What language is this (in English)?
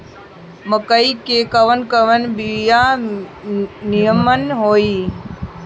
Bhojpuri